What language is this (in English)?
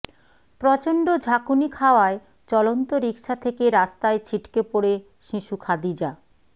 Bangla